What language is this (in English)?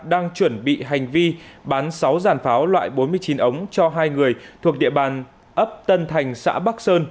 Vietnamese